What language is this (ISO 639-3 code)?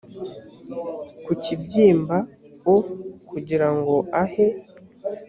kin